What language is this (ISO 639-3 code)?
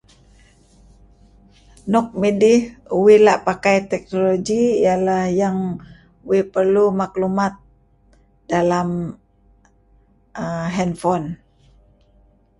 kzi